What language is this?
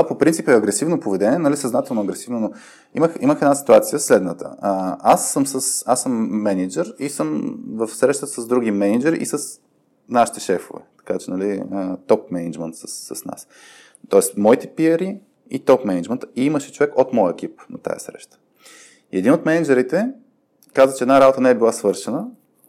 Bulgarian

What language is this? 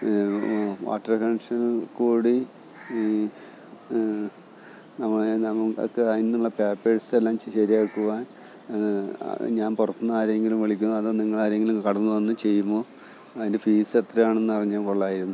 Malayalam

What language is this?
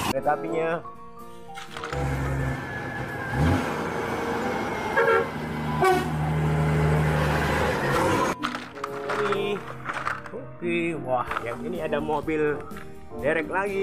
Indonesian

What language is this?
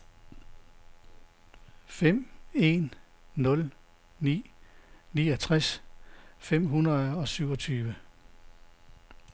Danish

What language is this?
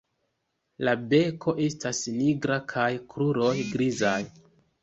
Esperanto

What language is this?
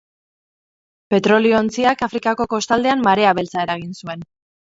Basque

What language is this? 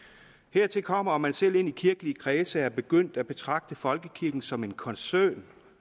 Danish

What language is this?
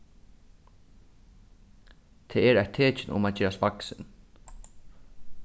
Faroese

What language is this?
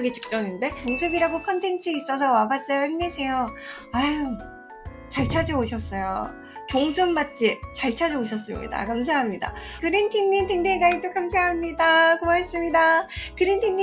Korean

